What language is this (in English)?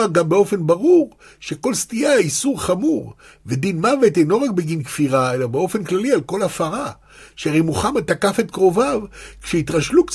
Hebrew